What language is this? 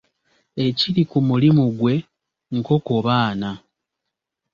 Ganda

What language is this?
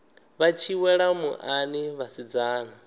Venda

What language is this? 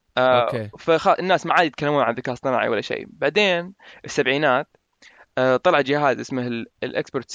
Arabic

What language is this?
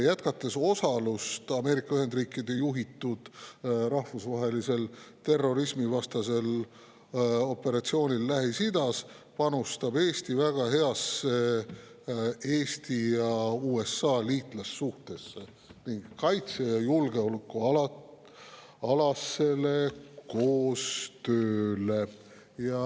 Estonian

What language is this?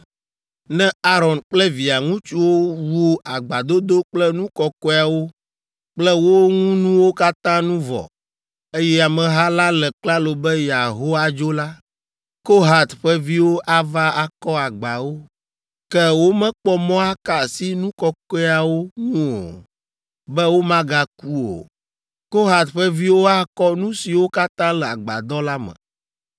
Ewe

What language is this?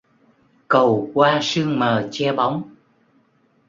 Vietnamese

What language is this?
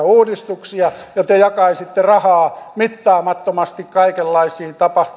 Finnish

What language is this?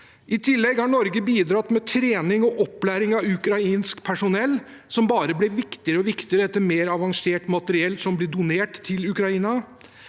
Norwegian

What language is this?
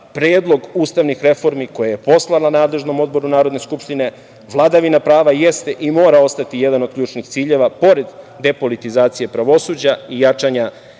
Serbian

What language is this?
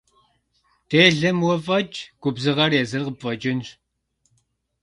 Kabardian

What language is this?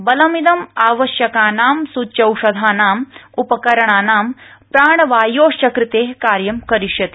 Sanskrit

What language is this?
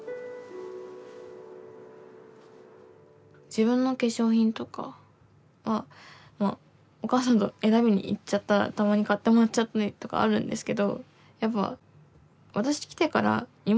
Japanese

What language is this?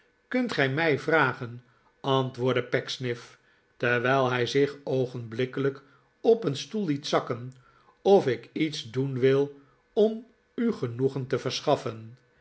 Dutch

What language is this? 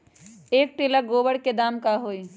Magahi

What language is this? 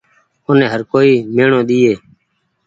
Goaria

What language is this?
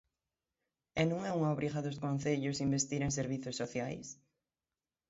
Galician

